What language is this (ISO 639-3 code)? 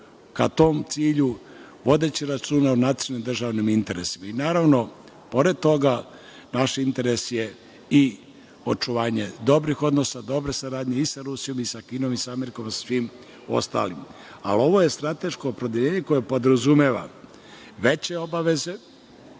srp